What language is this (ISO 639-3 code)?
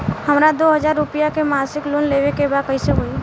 bho